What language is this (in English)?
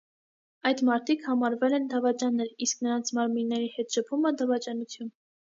Armenian